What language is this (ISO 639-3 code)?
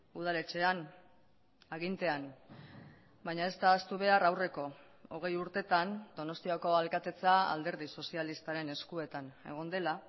eus